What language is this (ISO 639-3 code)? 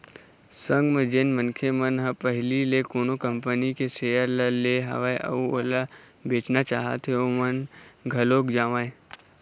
hne